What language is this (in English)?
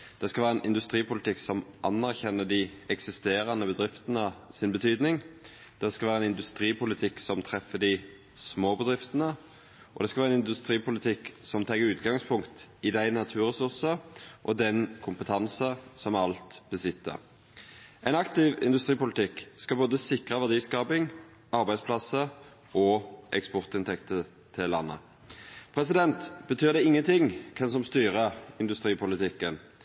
Norwegian Nynorsk